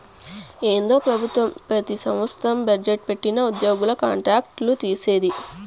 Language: Telugu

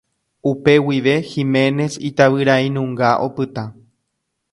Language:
Guarani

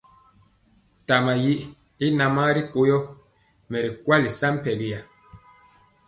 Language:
Mpiemo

